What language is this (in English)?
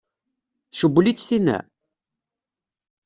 Kabyle